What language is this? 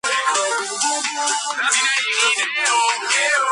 Georgian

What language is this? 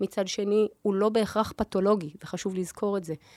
Hebrew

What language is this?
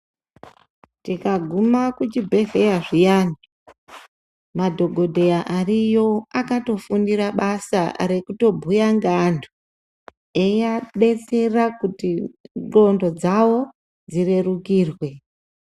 Ndau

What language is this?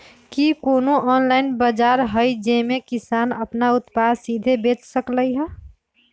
Magahi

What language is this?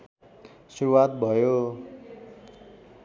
Nepali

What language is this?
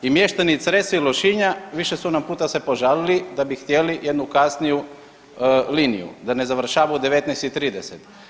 Croatian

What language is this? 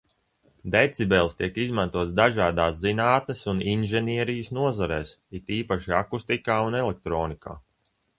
Latvian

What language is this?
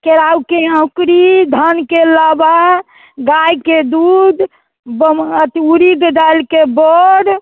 Maithili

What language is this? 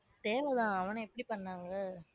Tamil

